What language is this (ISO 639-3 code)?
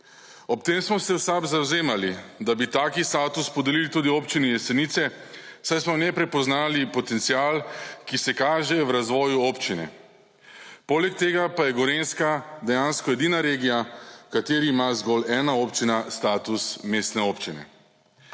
slv